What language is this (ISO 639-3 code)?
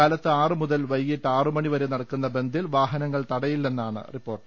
mal